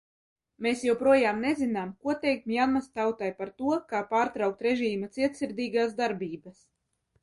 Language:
Latvian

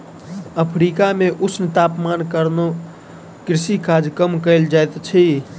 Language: Maithili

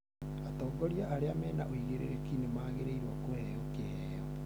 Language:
Kikuyu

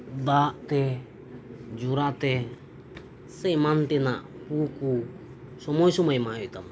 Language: Santali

